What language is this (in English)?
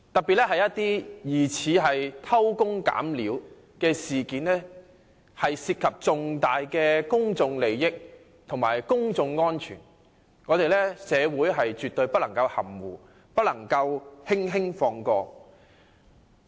Cantonese